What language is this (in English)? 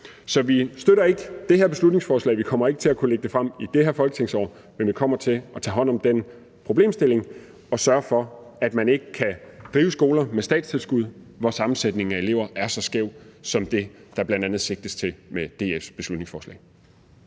Danish